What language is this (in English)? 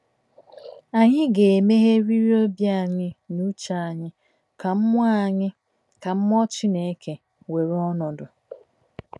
Igbo